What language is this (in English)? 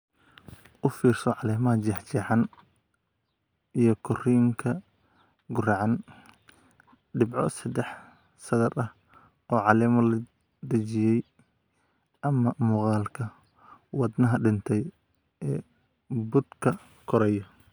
Somali